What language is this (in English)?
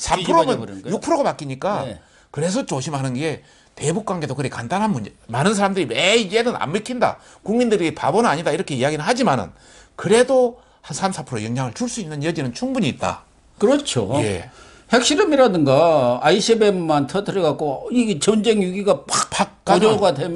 Korean